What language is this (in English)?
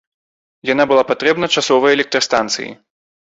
Belarusian